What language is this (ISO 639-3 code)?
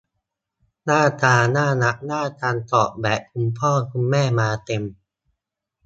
tha